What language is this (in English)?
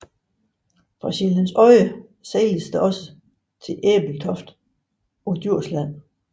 Danish